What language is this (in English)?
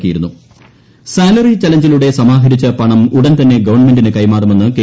Malayalam